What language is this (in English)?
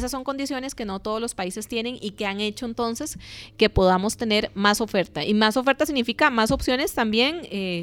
Spanish